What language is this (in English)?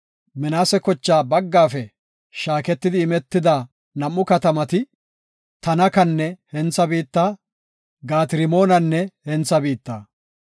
Gofa